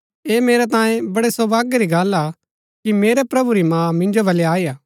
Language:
Gaddi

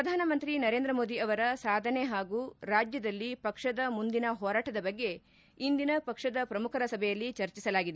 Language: Kannada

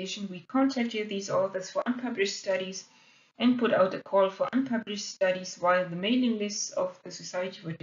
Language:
English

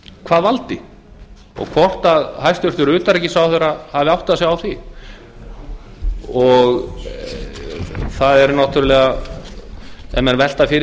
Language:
Icelandic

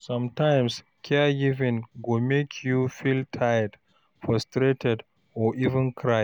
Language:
Nigerian Pidgin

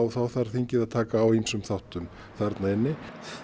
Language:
Icelandic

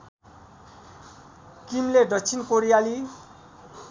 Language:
Nepali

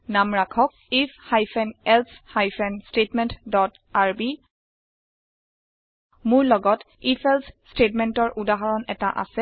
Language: Assamese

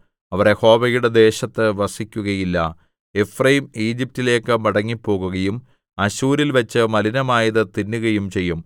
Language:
Malayalam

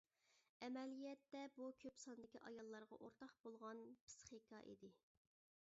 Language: Uyghur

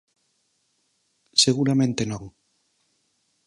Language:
Galician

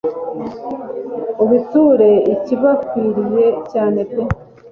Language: Kinyarwanda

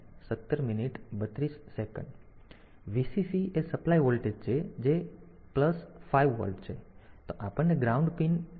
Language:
Gujarati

